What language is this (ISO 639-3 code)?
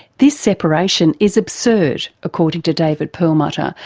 eng